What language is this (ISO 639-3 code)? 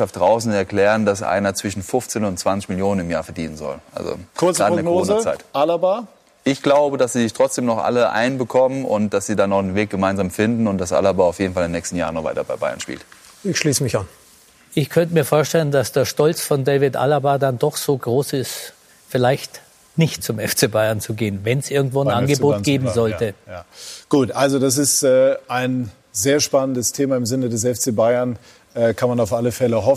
deu